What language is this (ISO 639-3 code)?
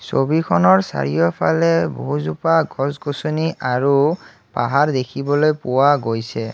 asm